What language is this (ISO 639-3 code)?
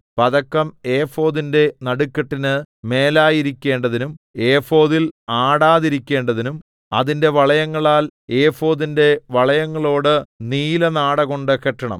mal